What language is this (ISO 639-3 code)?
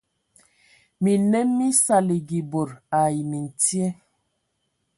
ewo